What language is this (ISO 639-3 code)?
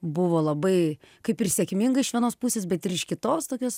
lit